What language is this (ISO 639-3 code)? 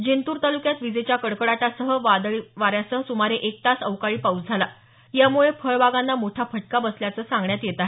mar